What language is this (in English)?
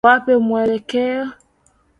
Swahili